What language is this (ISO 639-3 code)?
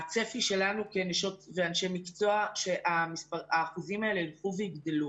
heb